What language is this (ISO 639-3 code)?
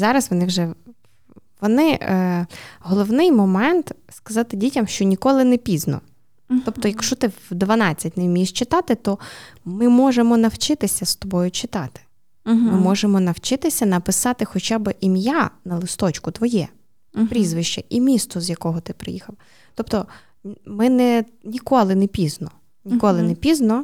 ukr